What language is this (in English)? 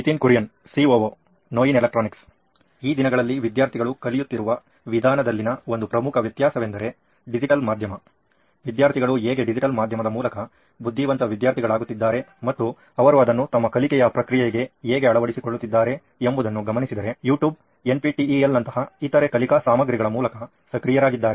Kannada